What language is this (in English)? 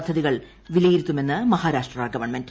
Malayalam